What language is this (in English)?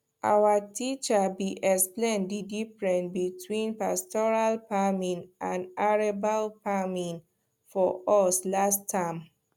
Nigerian Pidgin